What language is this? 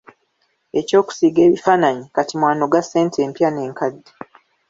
Ganda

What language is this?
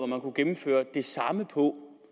Danish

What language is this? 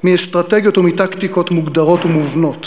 Hebrew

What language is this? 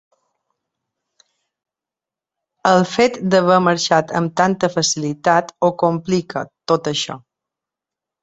Catalan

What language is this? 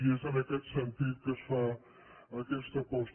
Catalan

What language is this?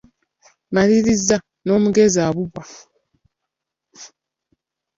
Ganda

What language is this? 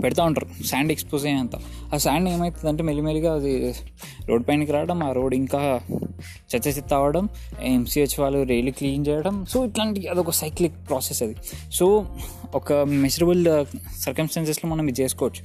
Telugu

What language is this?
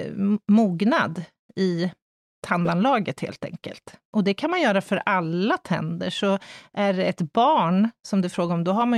Swedish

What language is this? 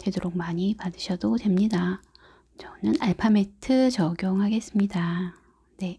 Korean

